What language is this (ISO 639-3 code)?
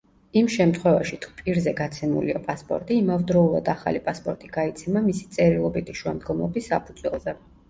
kat